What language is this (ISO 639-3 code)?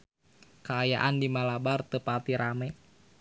sun